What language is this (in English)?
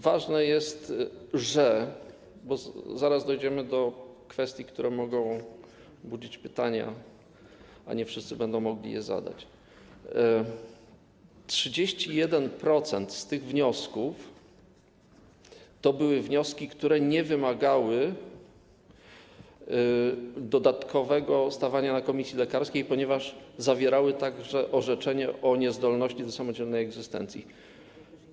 Polish